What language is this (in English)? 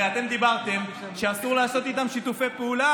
Hebrew